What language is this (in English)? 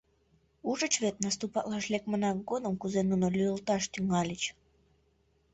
Mari